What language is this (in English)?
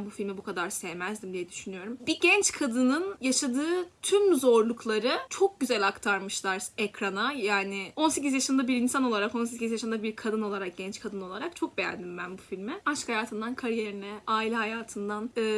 Turkish